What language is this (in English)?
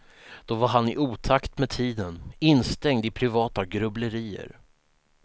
Swedish